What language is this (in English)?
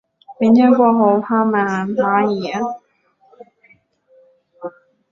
Chinese